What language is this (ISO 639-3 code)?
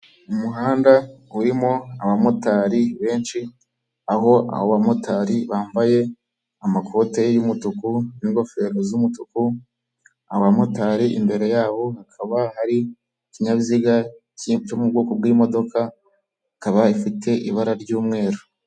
kin